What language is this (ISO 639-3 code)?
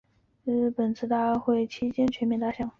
zho